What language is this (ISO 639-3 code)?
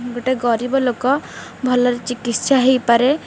ori